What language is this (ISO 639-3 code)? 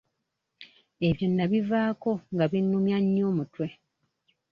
lug